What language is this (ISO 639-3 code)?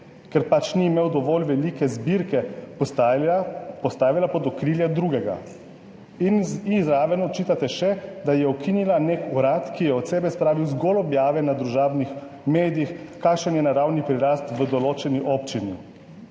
slv